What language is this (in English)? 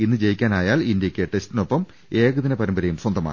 Malayalam